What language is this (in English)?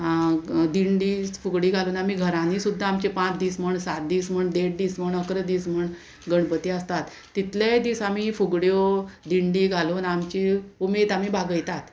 Konkani